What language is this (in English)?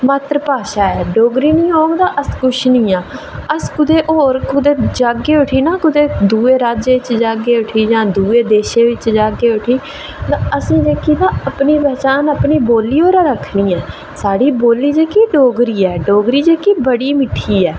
Dogri